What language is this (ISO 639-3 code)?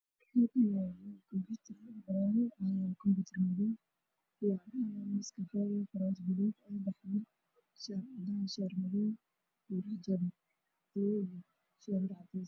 som